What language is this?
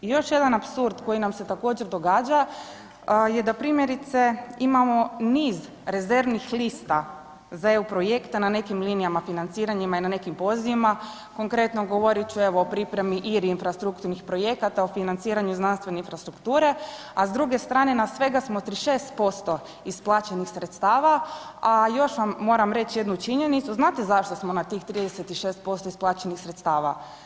Croatian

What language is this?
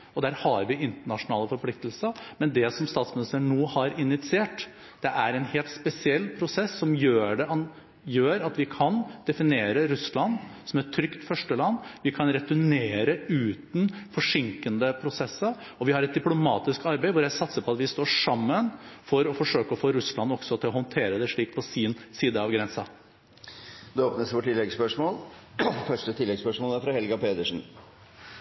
Norwegian Bokmål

